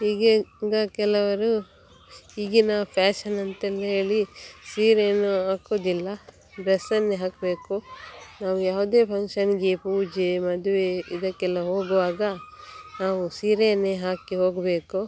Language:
Kannada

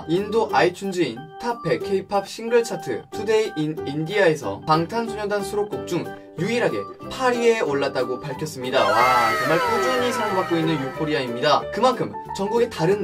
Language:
Korean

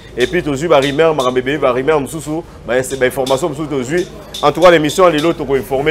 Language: French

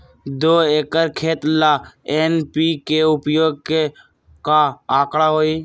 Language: Magahi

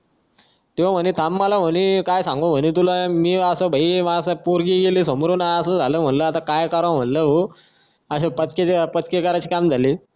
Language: Marathi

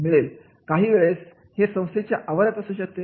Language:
Marathi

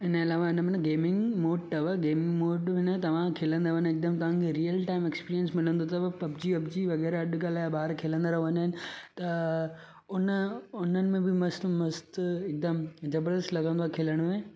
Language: Sindhi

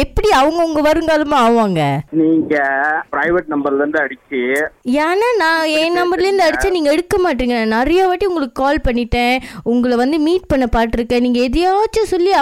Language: Tamil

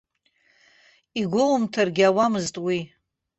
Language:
Abkhazian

